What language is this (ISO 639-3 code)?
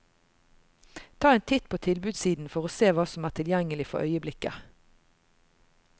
nor